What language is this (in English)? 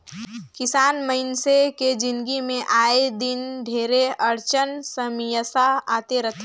Chhattisgarhi